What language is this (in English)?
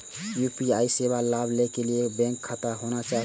Maithili